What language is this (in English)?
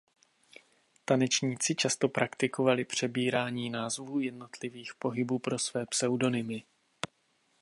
Czech